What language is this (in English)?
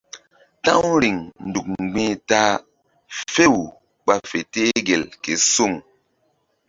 Mbum